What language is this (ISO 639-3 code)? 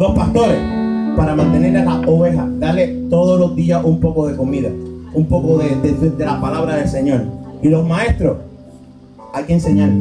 spa